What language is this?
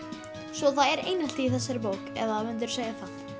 Icelandic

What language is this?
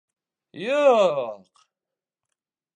Bashkir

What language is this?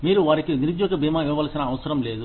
Telugu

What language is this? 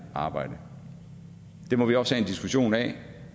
Danish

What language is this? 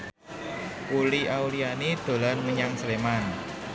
Javanese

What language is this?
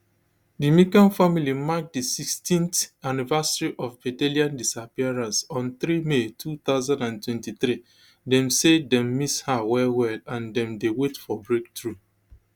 Nigerian Pidgin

